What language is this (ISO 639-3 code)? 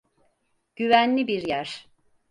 tur